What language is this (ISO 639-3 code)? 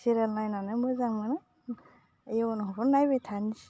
brx